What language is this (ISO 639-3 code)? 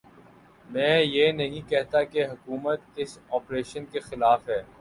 urd